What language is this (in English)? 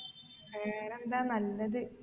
Malayalam